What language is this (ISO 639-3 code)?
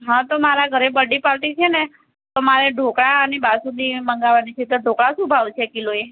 guj